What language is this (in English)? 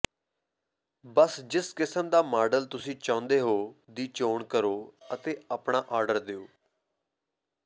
Punjabi